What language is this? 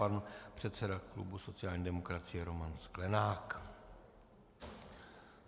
Czech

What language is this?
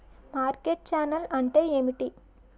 Telugu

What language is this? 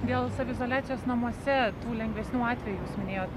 Lithuanian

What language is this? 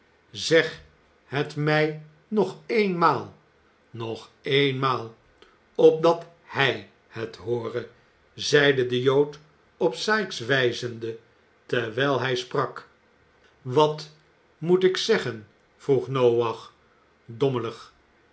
Dutch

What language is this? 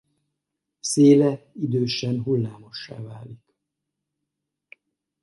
Hungarian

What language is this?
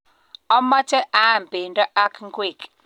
Kalenjin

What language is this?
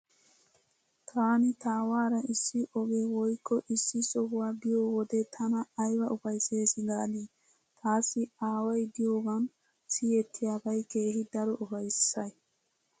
Wolaytta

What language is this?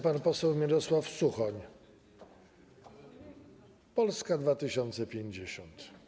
Polish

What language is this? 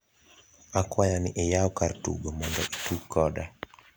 Luo (Kenya and Tanzania)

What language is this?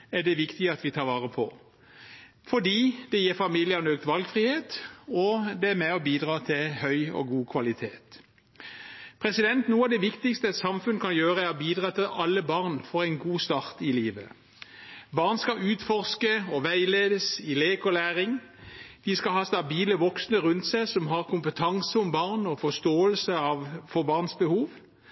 Norwegian Bokmål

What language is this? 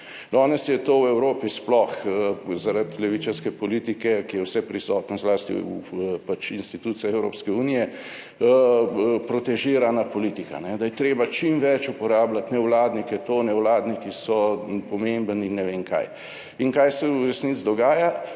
Slovenian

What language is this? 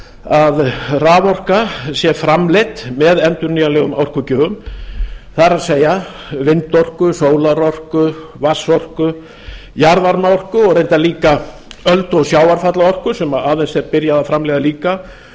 Icelandic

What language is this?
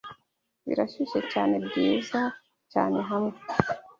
Kinyarwanda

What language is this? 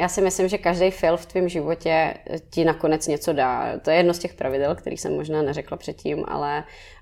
Czech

